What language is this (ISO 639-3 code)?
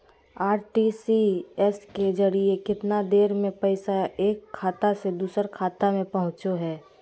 mag